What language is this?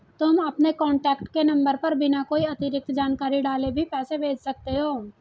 Hindi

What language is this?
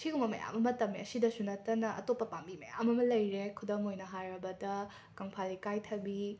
Manipuri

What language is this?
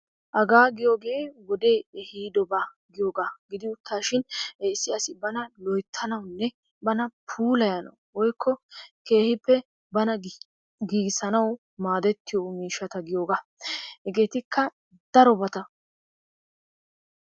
Wolaytta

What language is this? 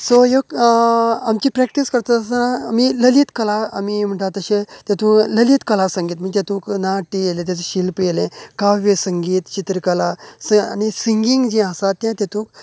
Konkani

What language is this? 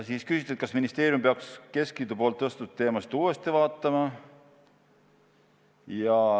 Estonian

